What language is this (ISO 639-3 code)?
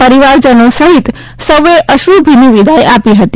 guj